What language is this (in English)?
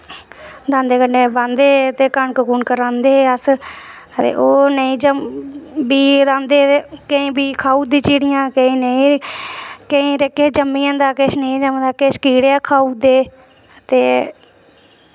Dogri